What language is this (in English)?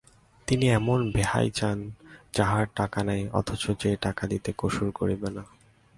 Bangla